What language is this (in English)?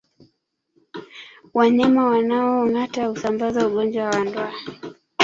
Swahili